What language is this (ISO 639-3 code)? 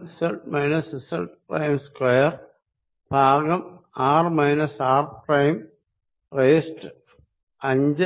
mal